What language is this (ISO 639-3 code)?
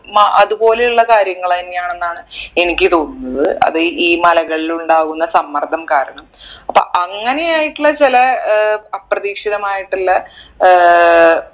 mal